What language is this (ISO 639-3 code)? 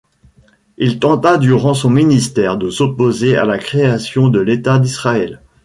fra